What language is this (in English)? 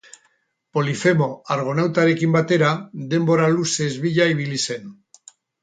Basque